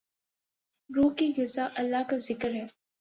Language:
Urdu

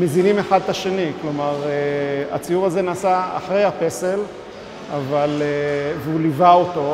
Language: Hebrew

